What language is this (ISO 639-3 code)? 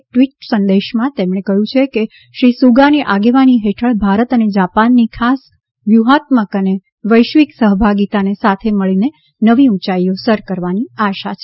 guj